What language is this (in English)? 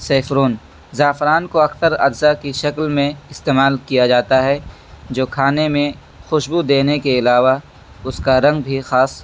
Urdu